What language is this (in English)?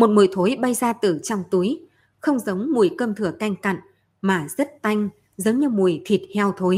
Vietnamese